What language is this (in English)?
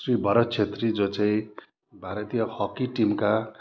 Nepali